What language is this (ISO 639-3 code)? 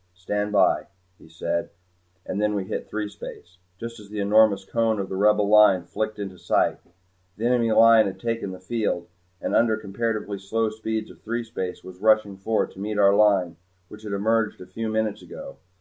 eng